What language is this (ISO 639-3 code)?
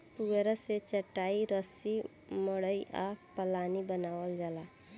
bho